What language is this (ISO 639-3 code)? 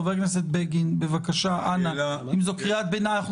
heb